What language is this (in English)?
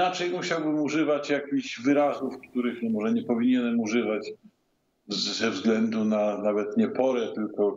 Polish